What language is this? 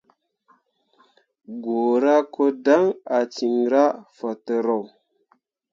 Mundang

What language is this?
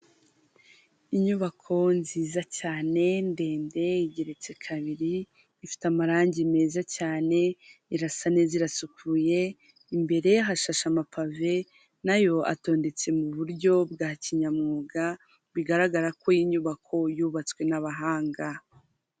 Kinyarwanda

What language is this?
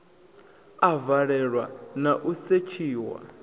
Venda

